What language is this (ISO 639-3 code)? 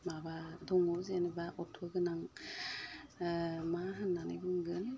brx